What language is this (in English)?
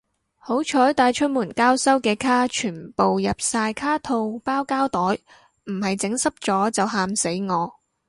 Cantonese